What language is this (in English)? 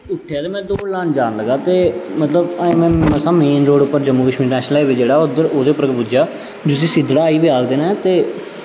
Dogri